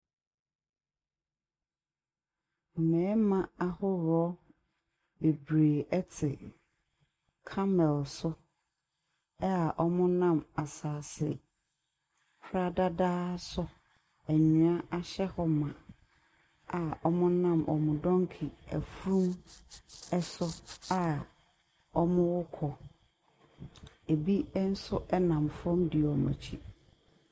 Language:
Akan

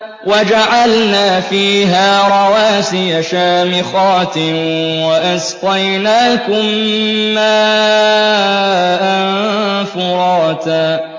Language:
Arabic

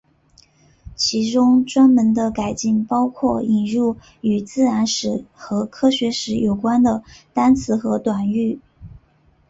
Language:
Chinese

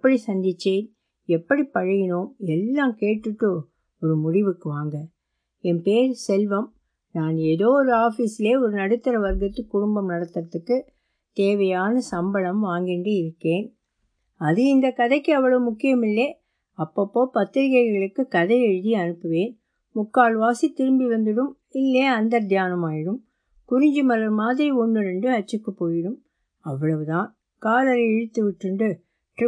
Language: Tamil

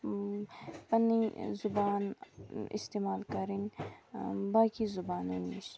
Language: Kashmiri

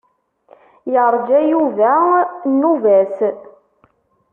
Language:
Kabyle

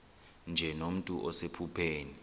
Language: Xhosa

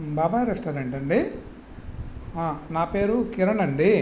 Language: Telugu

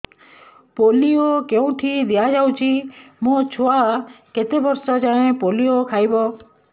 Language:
Odia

